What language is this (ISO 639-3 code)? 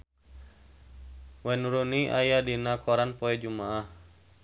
sun